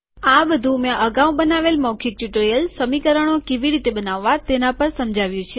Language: Gujarati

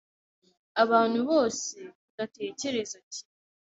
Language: Kinyarwanda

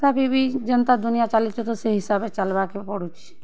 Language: Odia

